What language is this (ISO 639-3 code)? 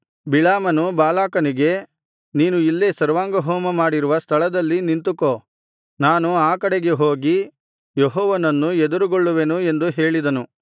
kan